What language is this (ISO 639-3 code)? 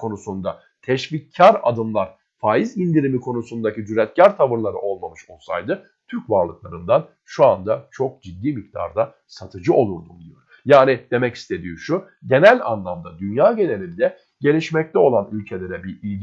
tur